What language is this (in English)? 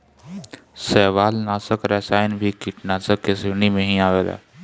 Bhojpuri